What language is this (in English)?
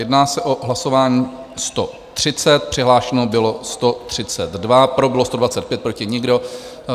Czech